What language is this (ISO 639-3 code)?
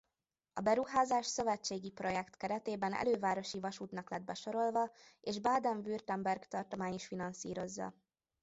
hun